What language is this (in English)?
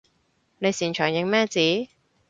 Cantonese